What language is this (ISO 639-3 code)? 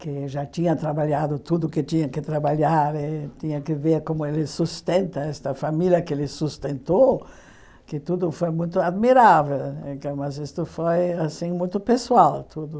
por